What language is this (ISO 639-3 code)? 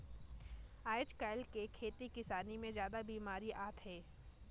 hne